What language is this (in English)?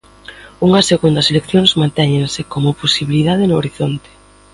Galician